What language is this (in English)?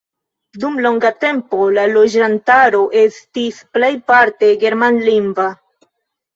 Esperanto